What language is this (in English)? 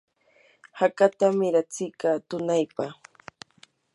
Yanahuanca Pasco Quechua